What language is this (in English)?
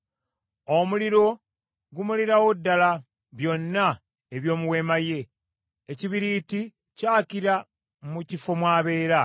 Ganda